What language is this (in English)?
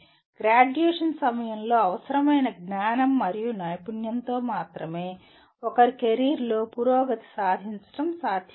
Telugu